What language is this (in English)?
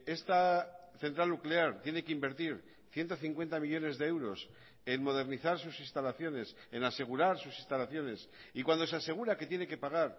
Spanish